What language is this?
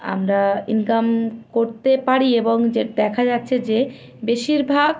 Bangla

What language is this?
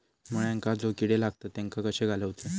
Marathi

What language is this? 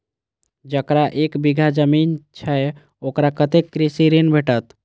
Maithili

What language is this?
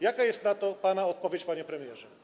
Polish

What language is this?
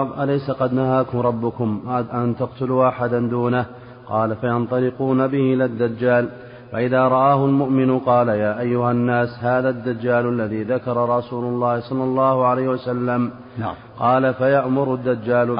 Arabic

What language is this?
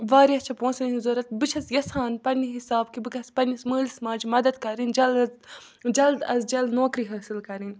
Kashmiri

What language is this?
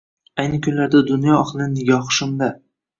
Uzbek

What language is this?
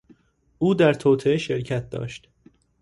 Persian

